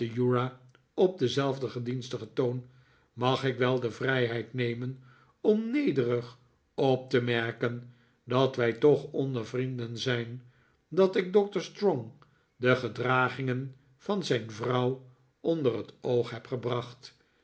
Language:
Dutch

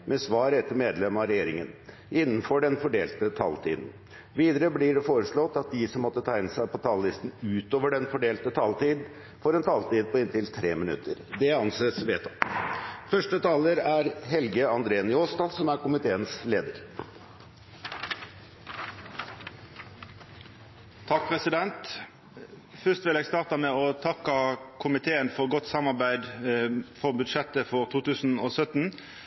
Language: Norwegian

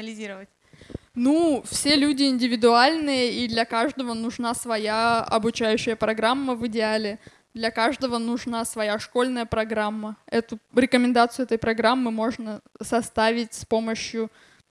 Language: Russian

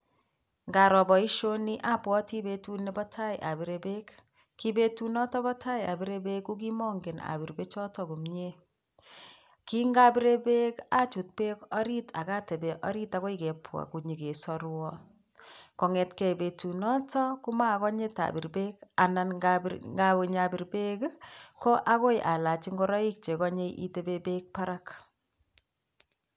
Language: Kalenjin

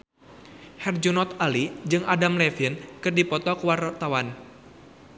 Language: Sundanese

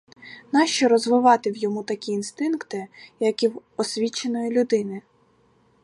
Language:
Ukrainian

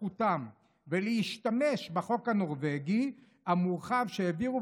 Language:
Hebrew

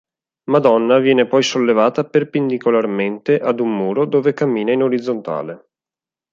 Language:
Italian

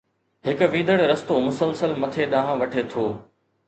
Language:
Sindhi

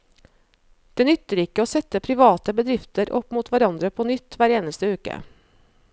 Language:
Norwegian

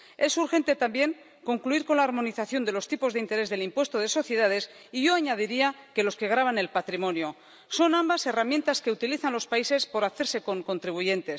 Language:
Spanish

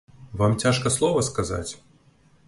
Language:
Belarusian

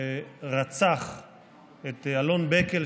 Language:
Hebrew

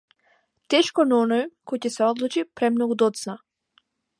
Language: Macedonian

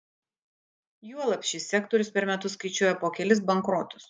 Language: Lithuanian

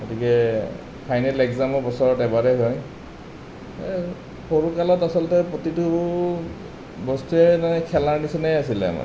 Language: Assamese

